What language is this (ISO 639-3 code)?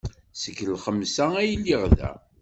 kab